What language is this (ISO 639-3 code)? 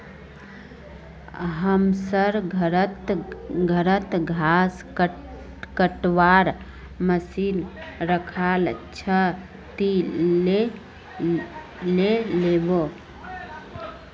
mag